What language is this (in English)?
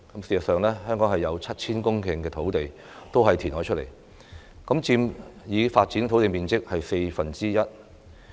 Cantonese